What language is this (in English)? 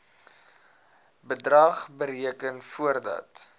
Afrikaans